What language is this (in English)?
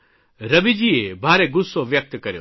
Gujarati